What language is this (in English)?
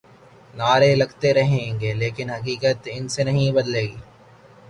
Urdu